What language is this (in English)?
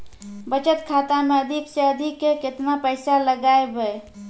Maithili